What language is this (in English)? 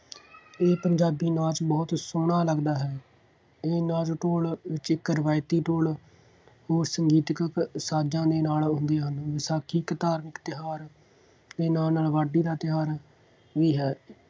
Punjabi